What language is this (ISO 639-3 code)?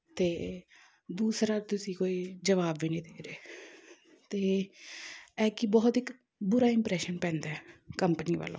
pan